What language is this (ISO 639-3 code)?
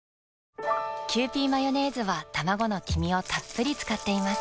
jpn